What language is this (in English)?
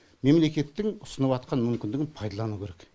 Kazakh